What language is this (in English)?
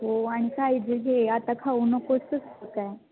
Marathi